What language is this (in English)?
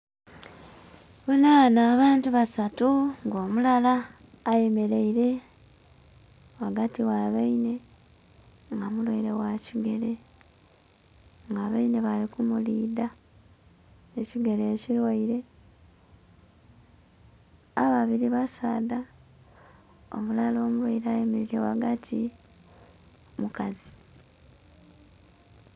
Soga